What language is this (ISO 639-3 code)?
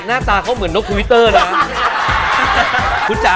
tha